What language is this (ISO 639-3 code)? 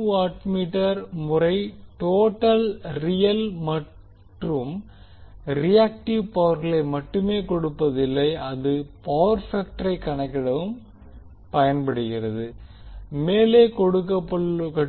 tam